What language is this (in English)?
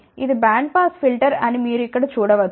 Telugu